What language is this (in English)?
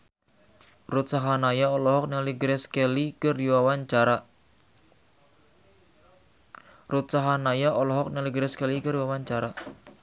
Sundanese